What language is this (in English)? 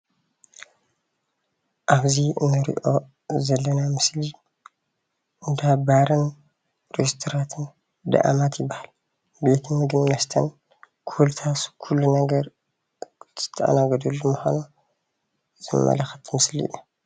Tigrinya